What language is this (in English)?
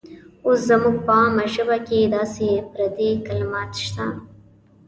Pashto